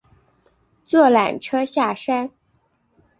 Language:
Chinese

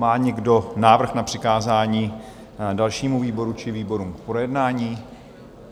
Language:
Czech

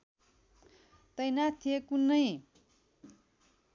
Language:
Nepali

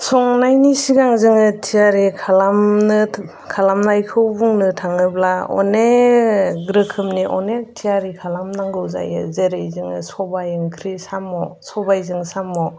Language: Bodo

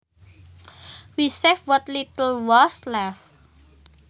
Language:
Javanese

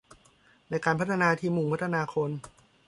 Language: Thai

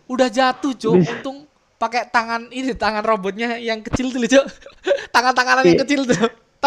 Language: Indonesian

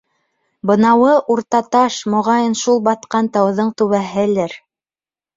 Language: Bashkir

